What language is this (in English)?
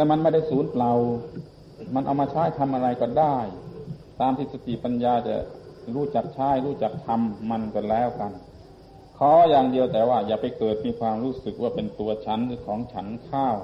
Thai